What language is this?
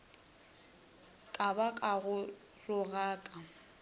Northern Sotho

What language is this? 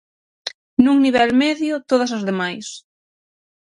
Galician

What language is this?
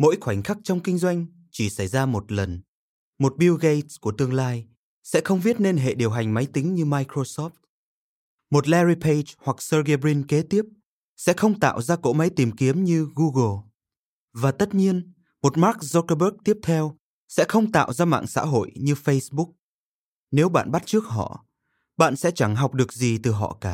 Vietnamese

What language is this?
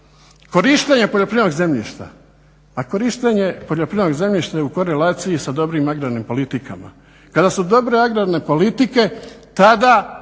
Croatian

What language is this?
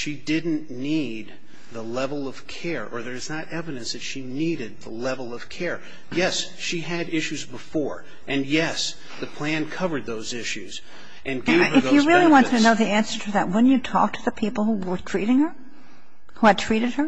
English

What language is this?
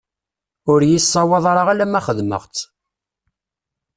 Kabyle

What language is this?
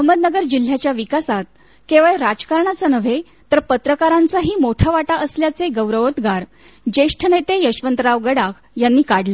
Marathi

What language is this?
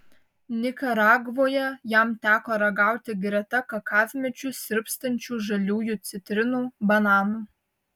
Lithuanian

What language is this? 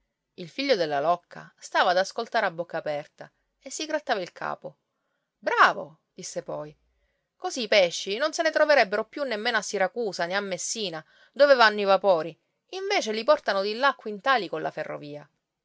Italian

